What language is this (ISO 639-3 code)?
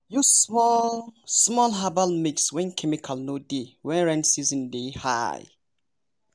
pcm